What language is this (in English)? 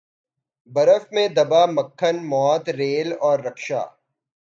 Urdu